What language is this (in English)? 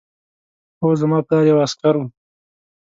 Pashto